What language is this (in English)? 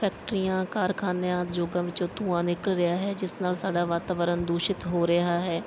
Punjabi